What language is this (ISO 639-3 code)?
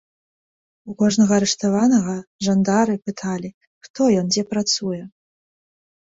bel